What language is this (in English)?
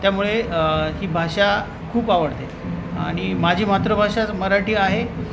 Marathi